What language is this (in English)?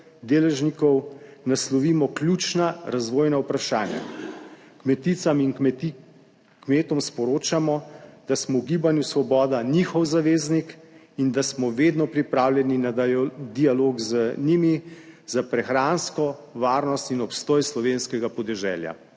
Slovenian